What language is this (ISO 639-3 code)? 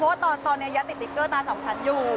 tha